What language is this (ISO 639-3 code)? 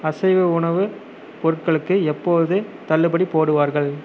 tam